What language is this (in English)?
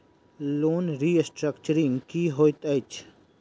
Maithili